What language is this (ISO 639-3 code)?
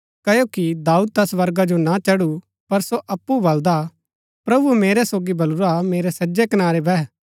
gbk